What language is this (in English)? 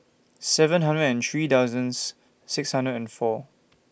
English